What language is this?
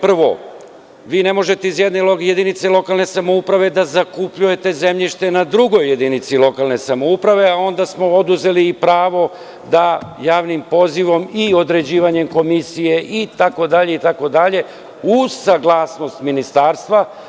Serbian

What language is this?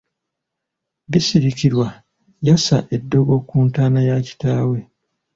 Ganda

